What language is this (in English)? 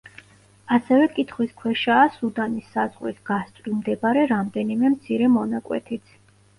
Georgian